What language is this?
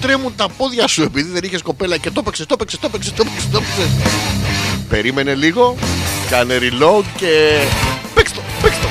Greek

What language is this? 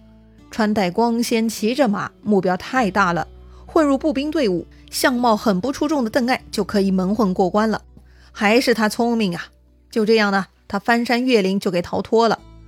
Chinese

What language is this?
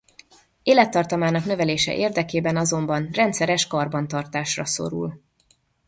Hungarian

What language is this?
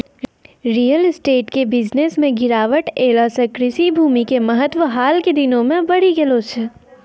Maithili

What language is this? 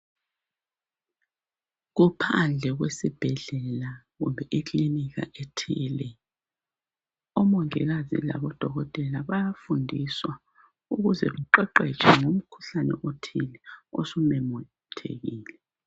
North Ndebele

